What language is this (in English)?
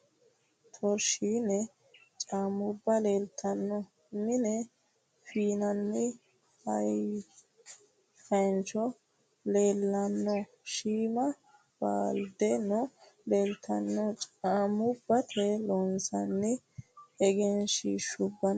Sidamo